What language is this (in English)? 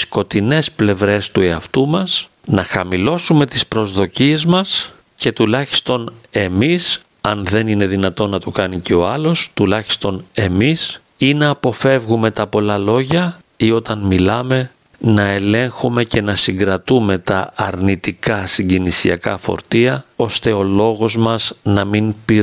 Greek